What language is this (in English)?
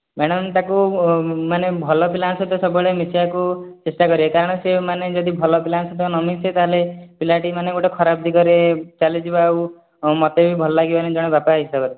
Odia